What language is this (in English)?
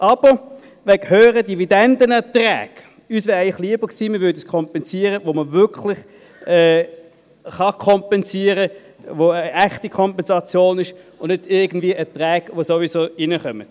Swiss German